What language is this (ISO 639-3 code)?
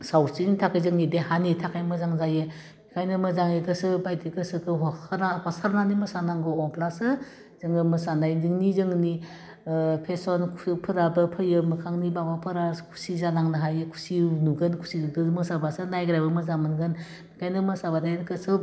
brx